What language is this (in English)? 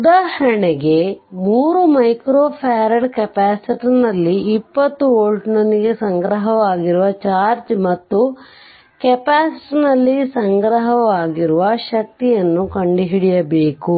Kannada